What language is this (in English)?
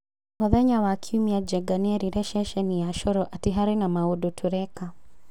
Kikuyu